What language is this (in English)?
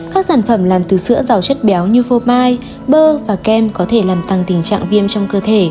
Vietnamese